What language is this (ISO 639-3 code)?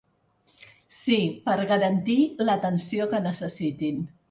cat